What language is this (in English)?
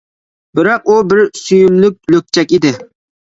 Uyghur